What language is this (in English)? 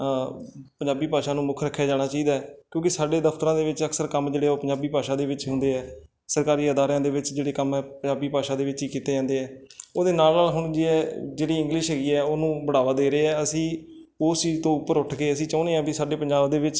Punjabi